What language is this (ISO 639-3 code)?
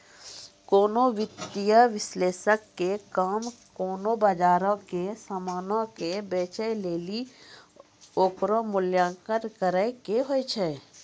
mai